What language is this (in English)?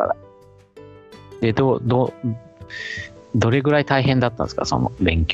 Japanese